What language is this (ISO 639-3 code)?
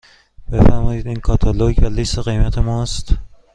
fas